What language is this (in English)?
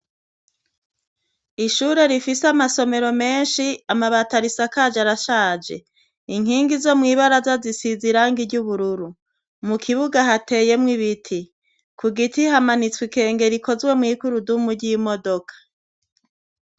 Rundi